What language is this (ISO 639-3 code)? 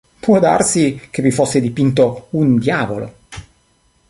ita